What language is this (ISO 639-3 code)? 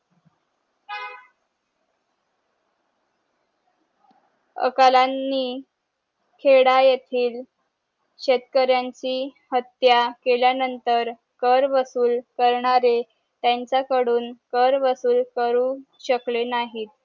mar